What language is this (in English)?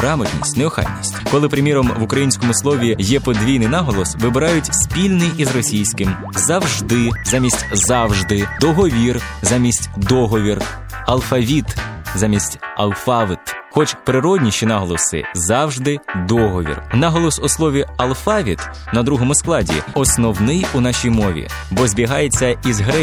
Ukrainian